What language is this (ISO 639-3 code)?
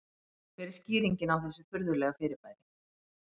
isl